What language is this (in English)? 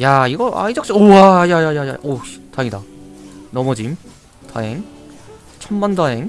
Korean